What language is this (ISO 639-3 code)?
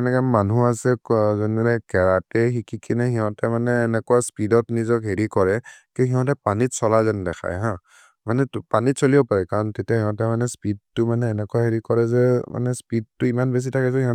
mrr